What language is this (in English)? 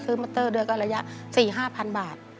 Thai